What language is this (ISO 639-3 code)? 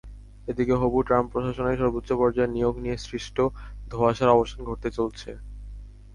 ben